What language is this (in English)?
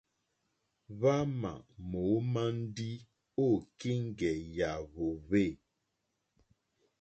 Mokpwe